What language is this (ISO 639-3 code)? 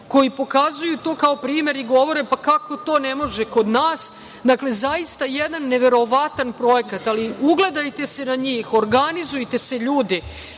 srp